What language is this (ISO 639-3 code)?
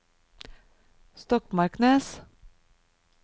nor